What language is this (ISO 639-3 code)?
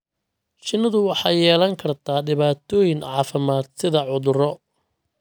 som